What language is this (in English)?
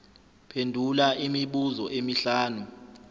Zulu